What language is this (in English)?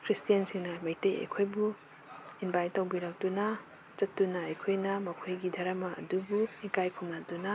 Manipuri